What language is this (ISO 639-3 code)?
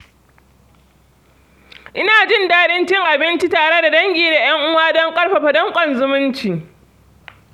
hau